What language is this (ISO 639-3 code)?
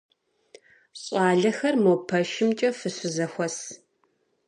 kbd